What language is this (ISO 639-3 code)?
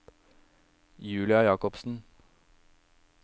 nor